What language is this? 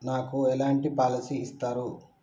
Telugu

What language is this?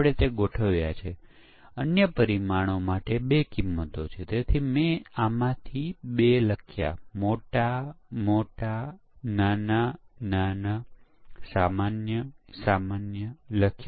Gujarati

